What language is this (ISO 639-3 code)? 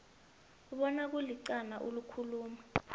nbl